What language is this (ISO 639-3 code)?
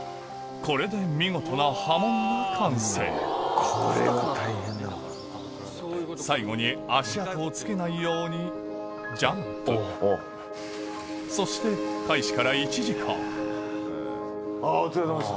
jpn